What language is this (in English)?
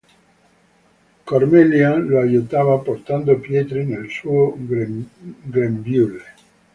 Italian